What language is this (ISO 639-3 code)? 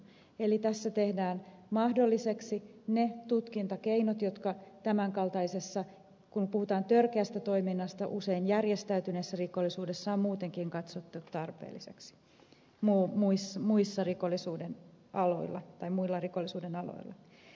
fin